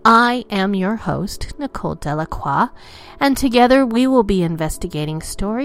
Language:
English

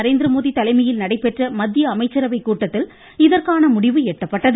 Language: Tamil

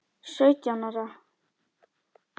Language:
Icelandic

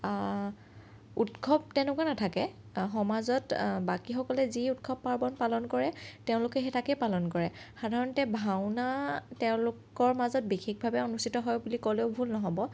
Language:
Assamese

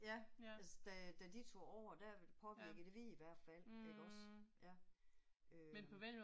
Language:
Danish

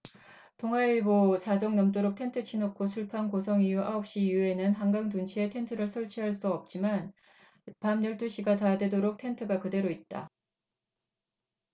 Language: Korean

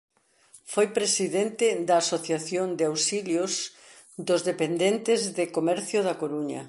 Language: Galician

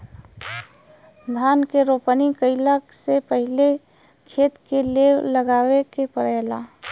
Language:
Bhojpuri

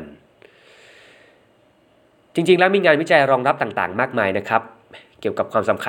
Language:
Thai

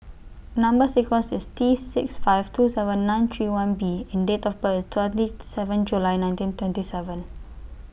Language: English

